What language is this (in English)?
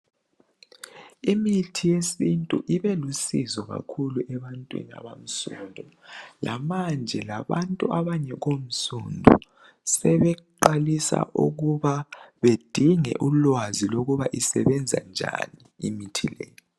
North Ndebele